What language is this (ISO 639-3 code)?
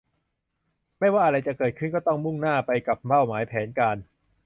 tha